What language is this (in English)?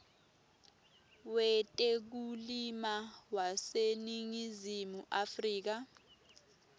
Swati